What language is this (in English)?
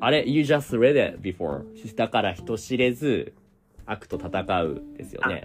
Japanese